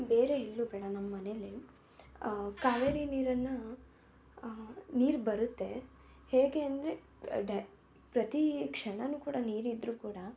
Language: Kannada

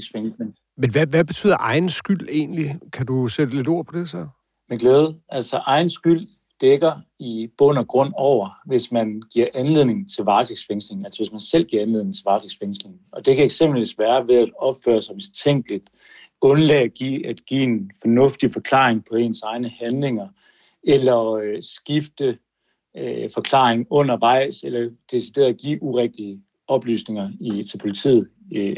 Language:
Danish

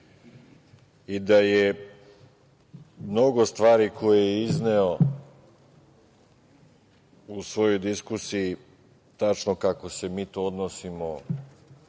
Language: Serbian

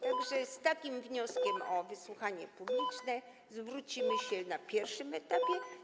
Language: Polish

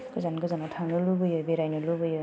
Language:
Bodo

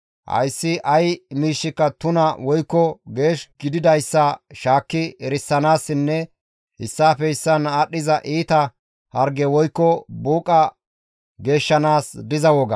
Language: Gamo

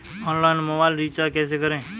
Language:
Hindi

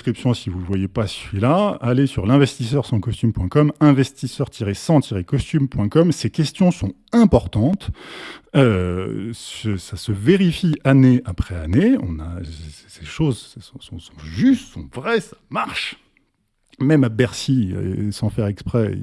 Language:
French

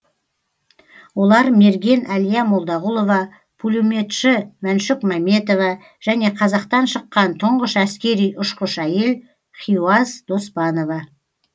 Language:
Kazakh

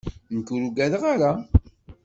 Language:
Kabyle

